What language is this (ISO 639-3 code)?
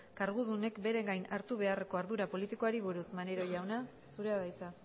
eus